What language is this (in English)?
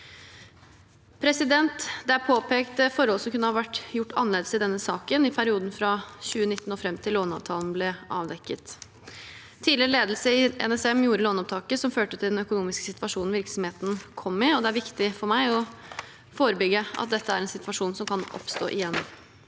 Norwegian